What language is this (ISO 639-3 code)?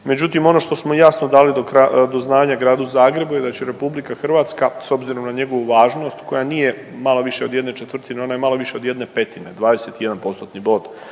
hrv